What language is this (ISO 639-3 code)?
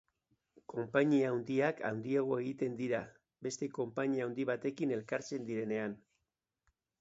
eus